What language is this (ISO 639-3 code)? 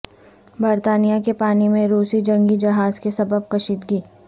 urd